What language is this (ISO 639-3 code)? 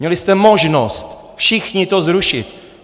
ces